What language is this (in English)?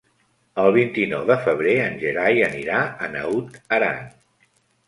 Catalan